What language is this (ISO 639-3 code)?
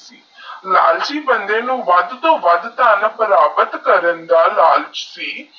pan